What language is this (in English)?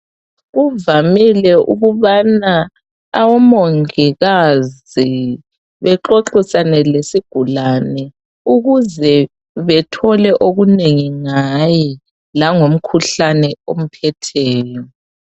North Ndebele